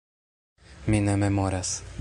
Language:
Esperanto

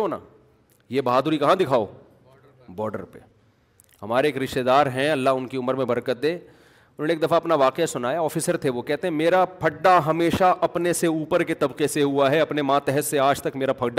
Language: Urdu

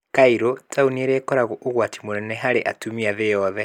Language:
Kikuyu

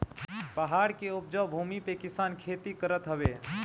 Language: Bhojpuri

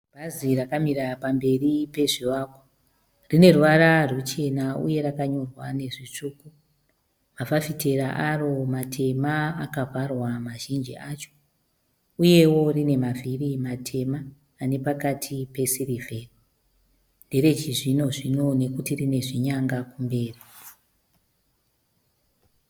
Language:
Shona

